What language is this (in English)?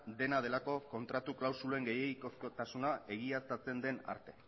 Basque